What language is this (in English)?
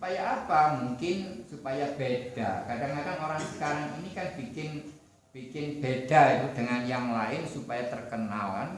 Indonesian